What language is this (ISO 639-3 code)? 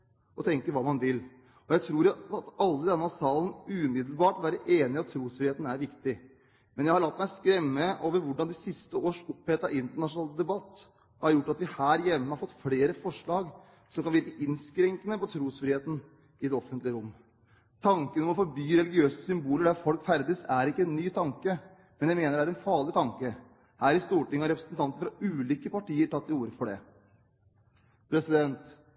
nob